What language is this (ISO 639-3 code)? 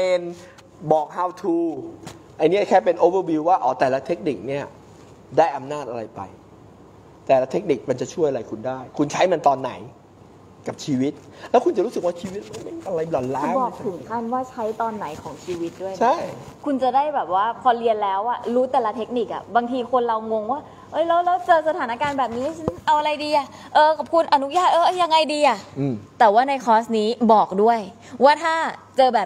tha